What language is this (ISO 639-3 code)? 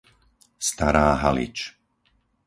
slk